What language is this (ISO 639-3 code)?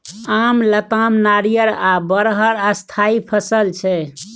mai